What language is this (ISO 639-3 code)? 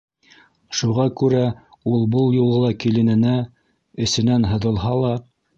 bak